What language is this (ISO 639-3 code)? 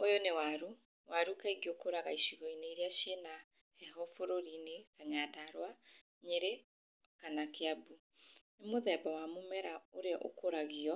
kik